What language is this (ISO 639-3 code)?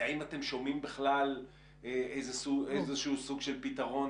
heb